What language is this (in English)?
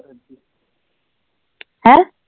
Punjabi